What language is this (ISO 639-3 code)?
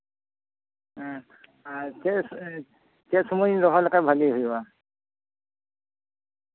sat